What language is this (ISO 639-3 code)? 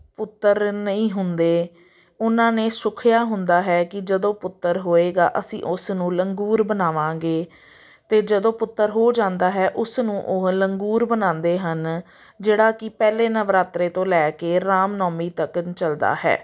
pan